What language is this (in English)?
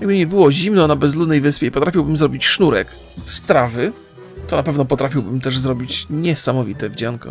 Polish